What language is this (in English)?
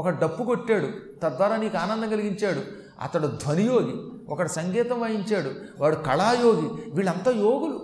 Telugu